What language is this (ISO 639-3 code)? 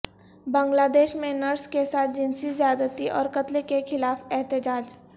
urd